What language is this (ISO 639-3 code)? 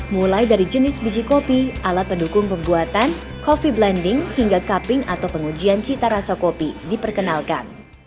ind